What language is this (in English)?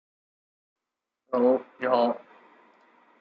Chinese